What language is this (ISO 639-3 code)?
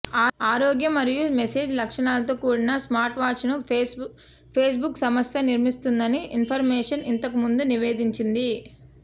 tel